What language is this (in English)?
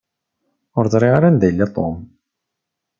Kabyle